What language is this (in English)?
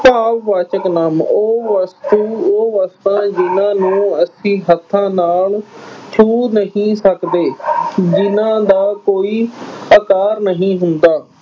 Punjabi